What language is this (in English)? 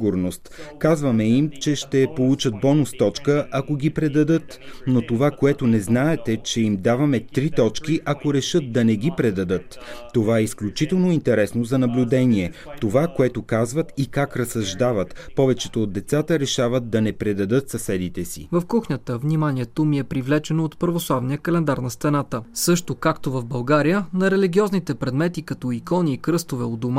Bulgarian